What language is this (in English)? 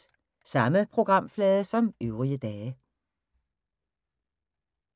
Danish